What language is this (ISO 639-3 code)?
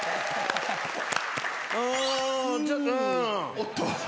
jpn